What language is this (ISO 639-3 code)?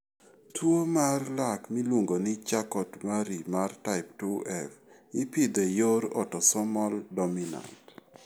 luo